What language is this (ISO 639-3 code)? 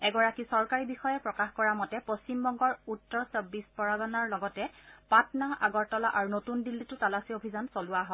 asm